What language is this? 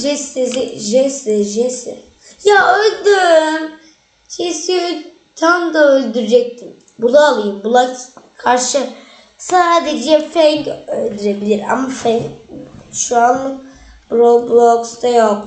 Turkish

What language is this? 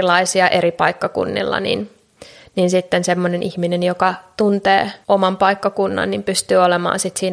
Finnish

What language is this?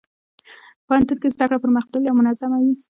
Pashto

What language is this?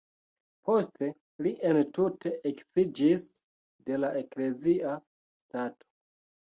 Esperanto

